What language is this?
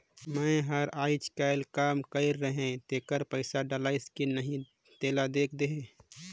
Chhattisgarhi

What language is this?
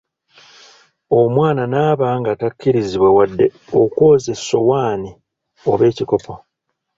Ganda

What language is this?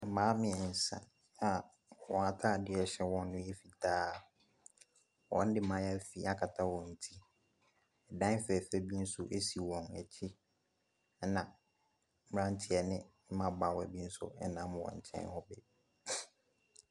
Akan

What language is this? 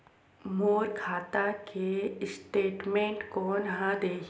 Chhattisgarhi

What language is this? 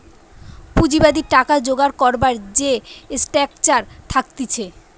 Bangla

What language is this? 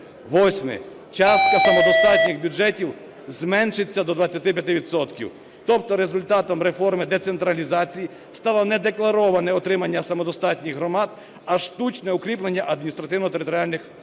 Ukrainian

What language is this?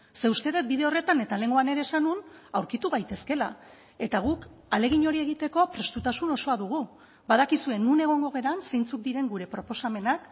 Basque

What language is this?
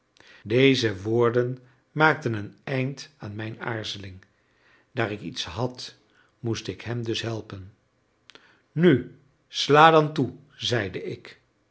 Dutch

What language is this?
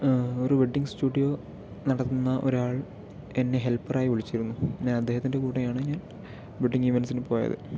Malayalam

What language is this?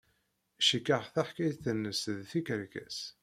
Kabyle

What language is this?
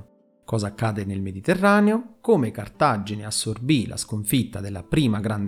Italian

